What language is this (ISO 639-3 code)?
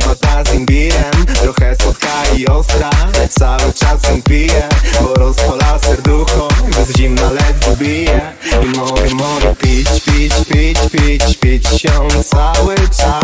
pol